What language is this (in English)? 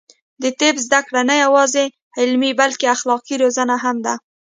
Pashto